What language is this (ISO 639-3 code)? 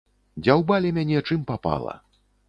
bel